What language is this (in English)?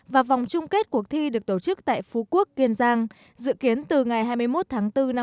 Vietnamese